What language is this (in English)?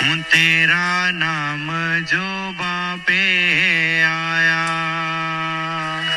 Hindi